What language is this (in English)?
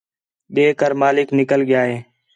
Khetrani